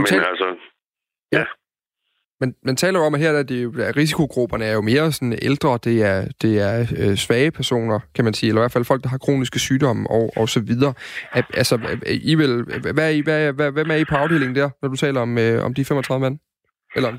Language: Danish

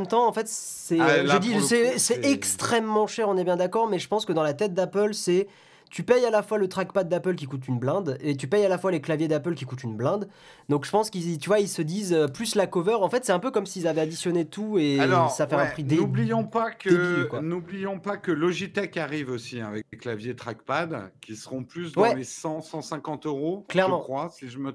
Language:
French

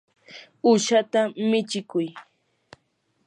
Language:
Yanahuanca Pasco Quechua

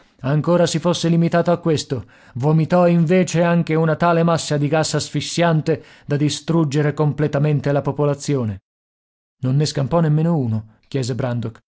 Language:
Italian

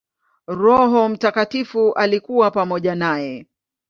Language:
Swahili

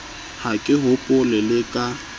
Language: Southern Sotho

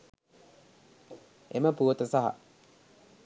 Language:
Sinhala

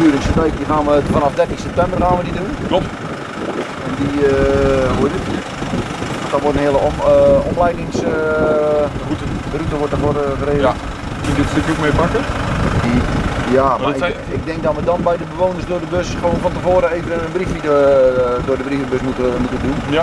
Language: Dutch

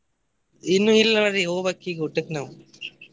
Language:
Kannada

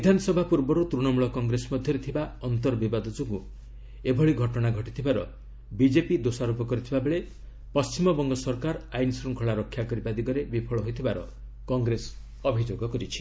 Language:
Odia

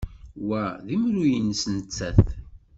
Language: Kabyle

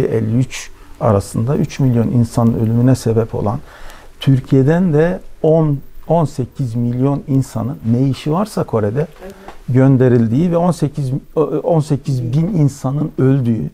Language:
Turkish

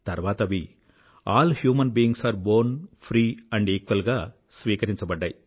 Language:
Telugu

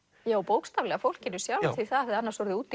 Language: Icelandic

